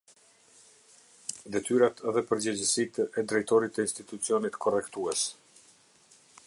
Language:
Albanian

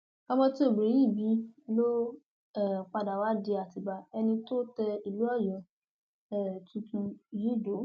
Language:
Yoruba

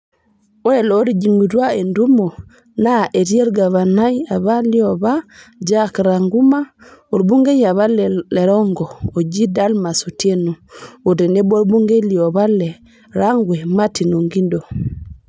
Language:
Masai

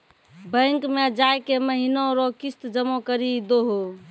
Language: Maithili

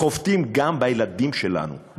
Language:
Hebrew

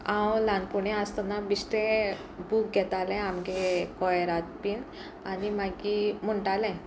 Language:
Konkani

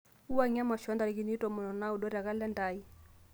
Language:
Masai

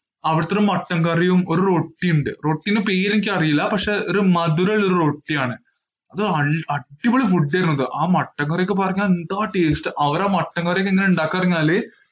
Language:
Malayalam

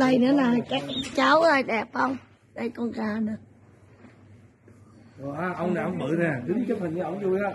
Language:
Vietnamese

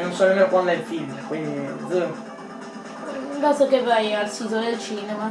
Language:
Italian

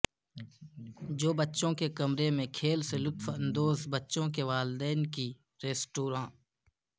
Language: Urdu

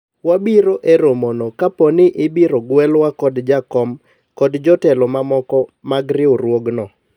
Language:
Luo (Kenya and Tanzania)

